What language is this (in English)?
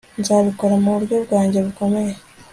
Kinyarwanda